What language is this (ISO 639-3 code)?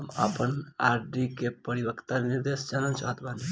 bho